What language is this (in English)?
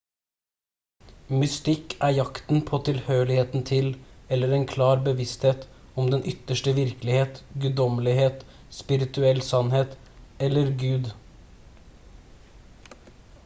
Norwegian Bokmål